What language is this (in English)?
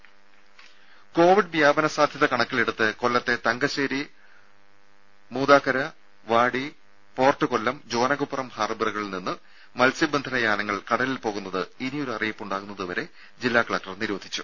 Malayalam